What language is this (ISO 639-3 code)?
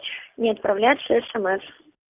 rus